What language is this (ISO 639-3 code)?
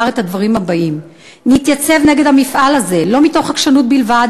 heb